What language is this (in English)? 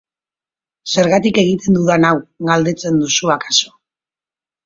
Basque